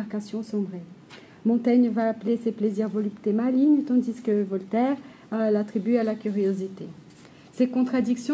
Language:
French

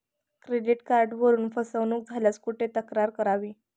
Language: Marathi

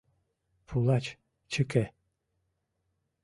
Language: Mari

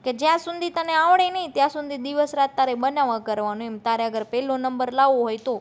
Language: Gujarati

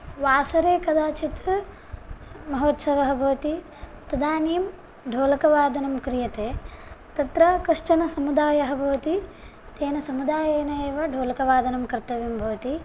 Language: Sanskrit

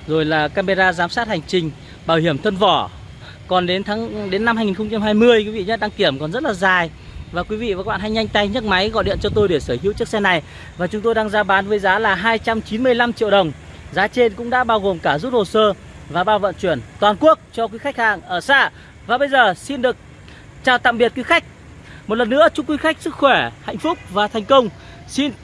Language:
Vietnamese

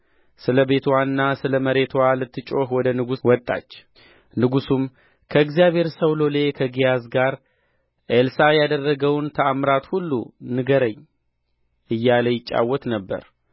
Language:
Amharic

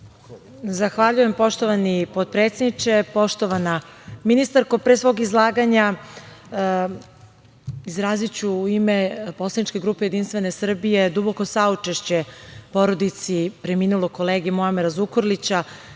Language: Serbian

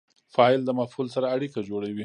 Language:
Pashto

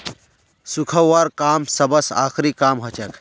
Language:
Magahi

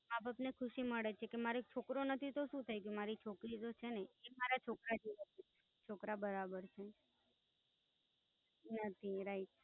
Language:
Gujarati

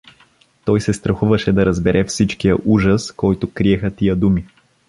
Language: Bulgarian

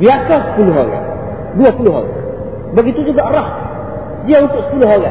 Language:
Malay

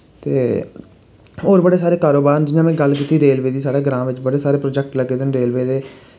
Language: Dogri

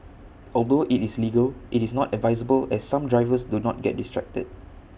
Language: English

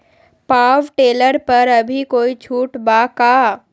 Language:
Magahi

